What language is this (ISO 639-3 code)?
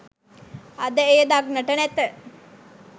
sin